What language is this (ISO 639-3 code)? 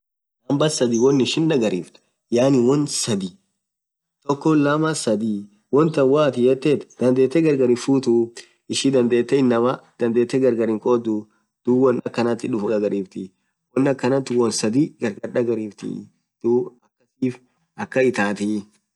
orc